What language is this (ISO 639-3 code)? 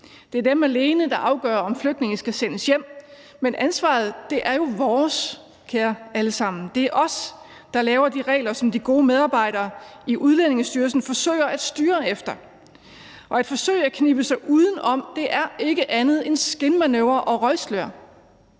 dan